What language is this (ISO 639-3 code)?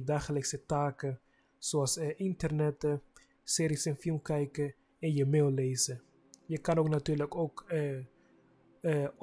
nld